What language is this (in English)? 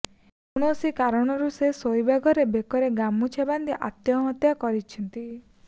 Odia